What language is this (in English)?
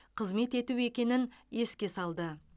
Kazakh